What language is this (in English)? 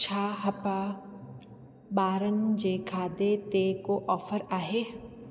Sindhi